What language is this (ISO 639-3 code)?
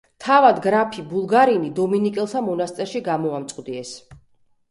kat